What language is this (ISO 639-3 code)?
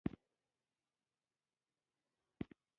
pus